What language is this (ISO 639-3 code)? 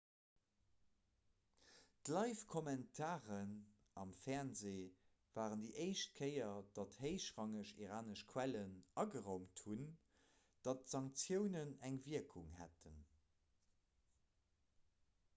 ltz